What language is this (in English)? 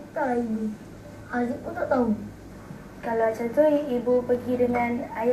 Malay